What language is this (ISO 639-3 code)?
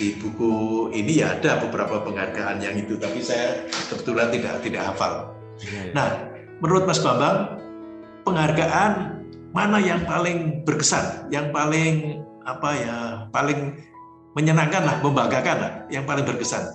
ind